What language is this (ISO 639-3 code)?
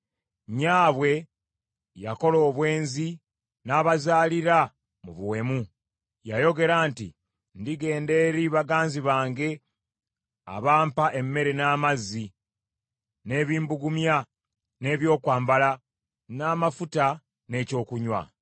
lug